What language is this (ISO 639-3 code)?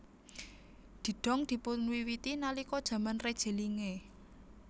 jav